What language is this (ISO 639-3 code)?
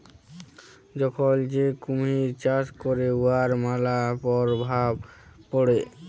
ben